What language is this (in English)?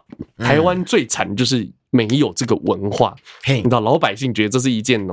Chinese